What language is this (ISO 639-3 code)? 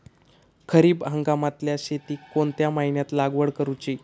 mar